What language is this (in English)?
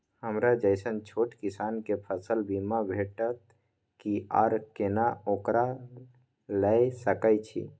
Maithili